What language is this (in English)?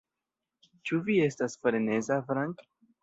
Esperanto